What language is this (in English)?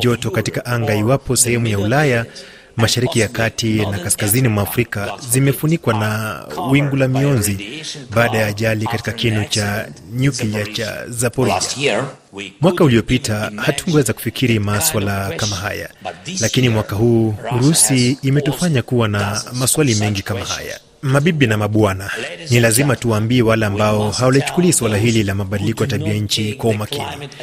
Swahili